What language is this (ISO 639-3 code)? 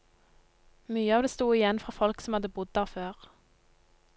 nor